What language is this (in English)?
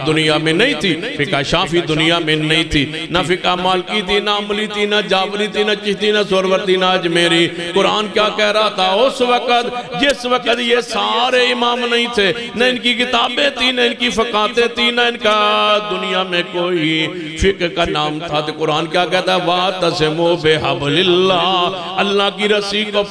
Arabic